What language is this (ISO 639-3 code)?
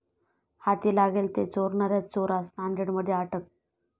mar